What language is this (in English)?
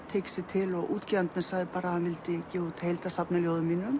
Icelandic